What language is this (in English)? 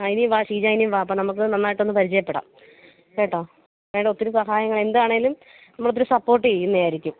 Malayalam